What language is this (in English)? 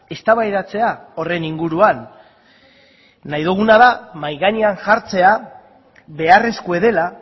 Basque